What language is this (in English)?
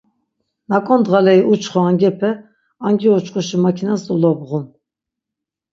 Laz